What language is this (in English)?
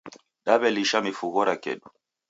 Taita